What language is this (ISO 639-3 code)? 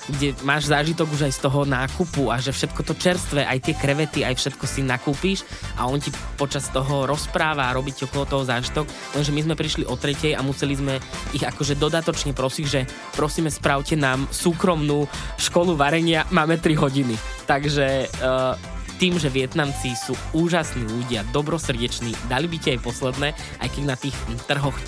slk